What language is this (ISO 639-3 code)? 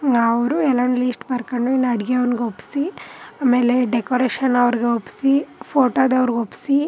kan